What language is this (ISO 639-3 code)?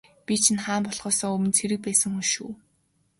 mon